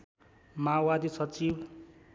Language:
Nepali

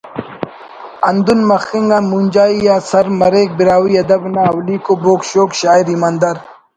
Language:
Brahui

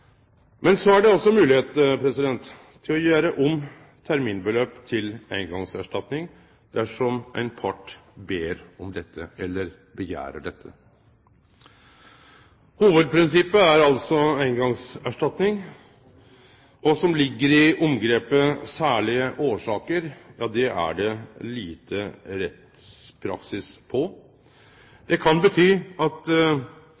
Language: Norwegian Nynorsk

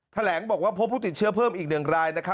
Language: Thai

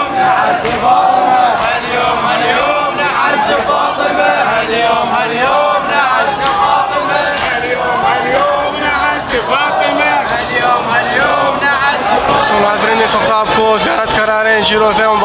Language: Arabic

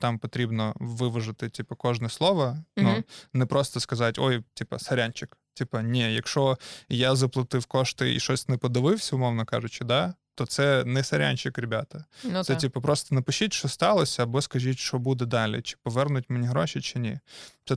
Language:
Ukrainian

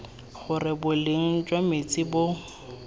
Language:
Tswana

